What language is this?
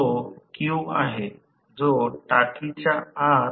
Marathi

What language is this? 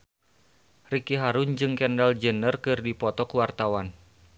Sundanese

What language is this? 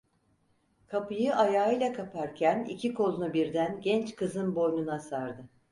Turkish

